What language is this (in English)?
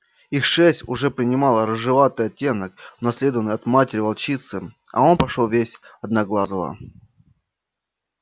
Russian